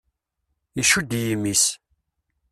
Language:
Kabyle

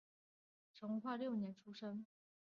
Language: Chinese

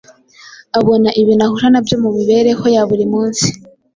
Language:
Kinyarwanda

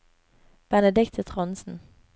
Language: Norwegian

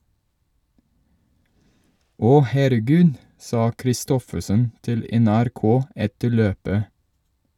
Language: Norwegian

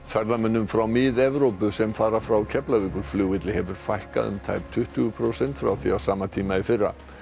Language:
Icelandic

